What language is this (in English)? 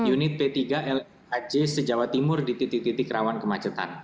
Indonesian